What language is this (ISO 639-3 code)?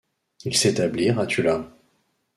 fra